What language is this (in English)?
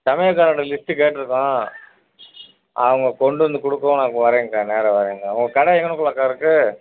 Tamil